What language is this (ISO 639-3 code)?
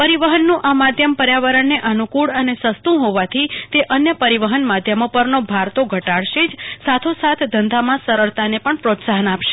guj